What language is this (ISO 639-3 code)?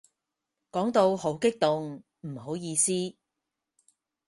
yue